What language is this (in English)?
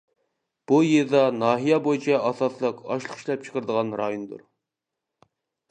Uyghur